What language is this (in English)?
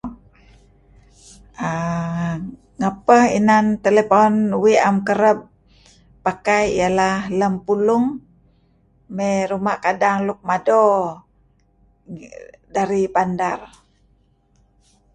Kelabit